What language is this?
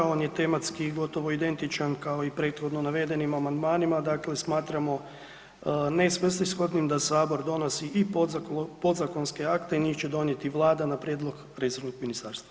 Croatian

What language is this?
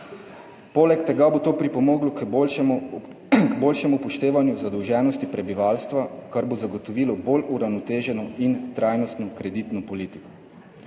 Slovenian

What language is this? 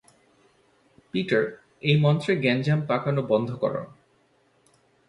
Bangla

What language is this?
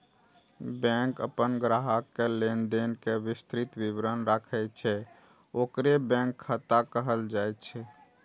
Maithili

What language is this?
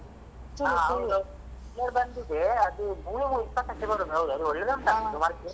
Kannada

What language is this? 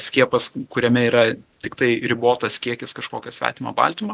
Lithuanian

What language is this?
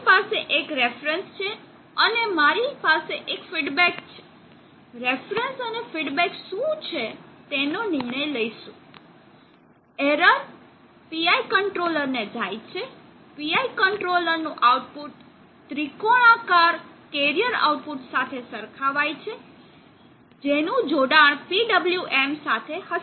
Gujarati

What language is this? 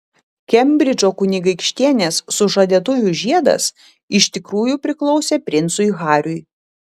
Lithuanian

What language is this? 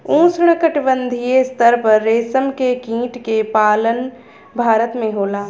Bhojpuri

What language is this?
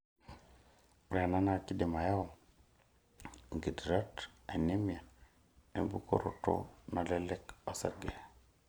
Masai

